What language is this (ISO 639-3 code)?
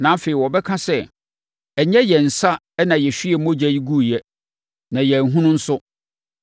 aka